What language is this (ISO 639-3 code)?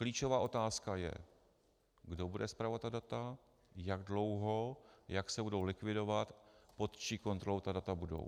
ces